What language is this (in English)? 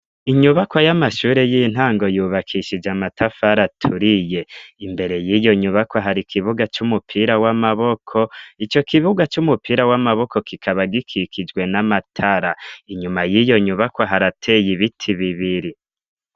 Rundi